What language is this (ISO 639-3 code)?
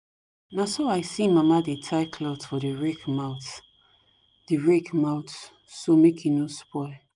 pcm